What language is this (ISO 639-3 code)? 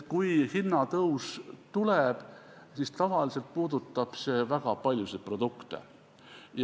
est